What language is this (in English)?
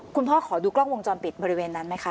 Thai